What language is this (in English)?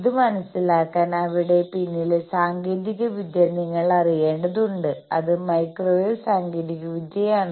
Malayalam